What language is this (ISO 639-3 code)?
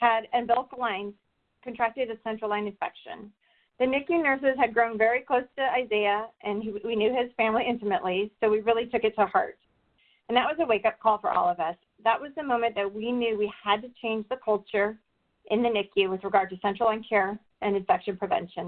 eng